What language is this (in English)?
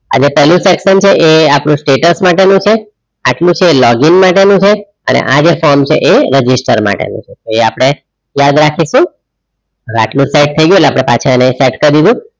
Gujarati